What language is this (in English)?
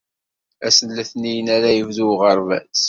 Kabyle